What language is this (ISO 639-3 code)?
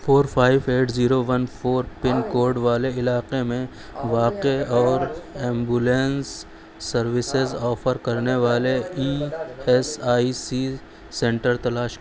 urd